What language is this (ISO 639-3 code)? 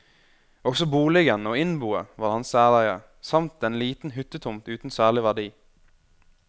nor